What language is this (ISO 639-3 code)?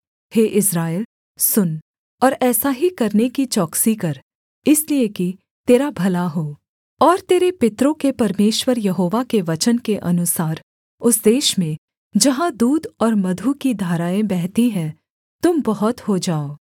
hin